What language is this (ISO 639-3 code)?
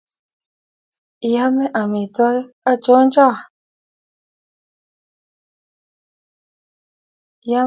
kln